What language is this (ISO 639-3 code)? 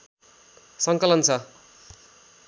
nep